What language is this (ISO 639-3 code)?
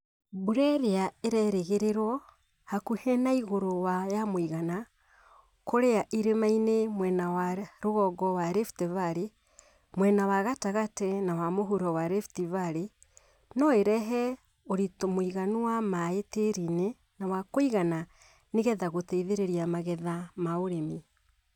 kik